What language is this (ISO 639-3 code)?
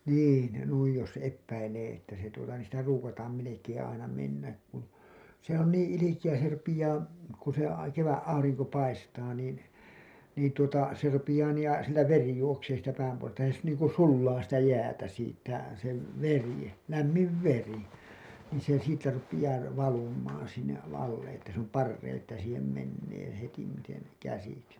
fin